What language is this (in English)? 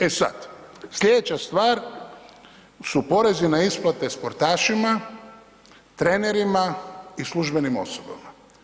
Croatian